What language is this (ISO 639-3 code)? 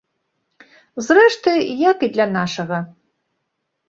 bel